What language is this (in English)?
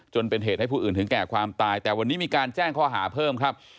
Thai